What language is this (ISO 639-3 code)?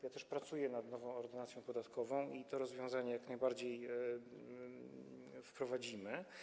pol